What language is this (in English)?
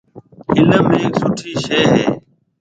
Marwari (Pakistan)